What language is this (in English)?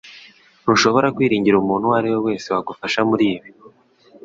Kinyarwanda